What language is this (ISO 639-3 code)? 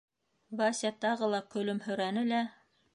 bak